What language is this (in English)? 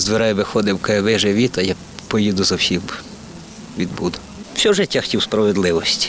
Ukrainian